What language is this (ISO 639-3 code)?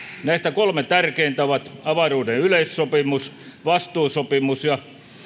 fin